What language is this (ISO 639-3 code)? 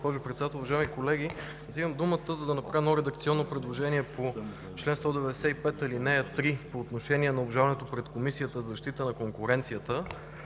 bul